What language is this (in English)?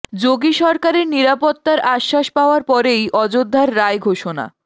Bangla